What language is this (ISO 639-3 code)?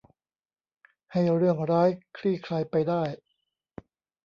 tha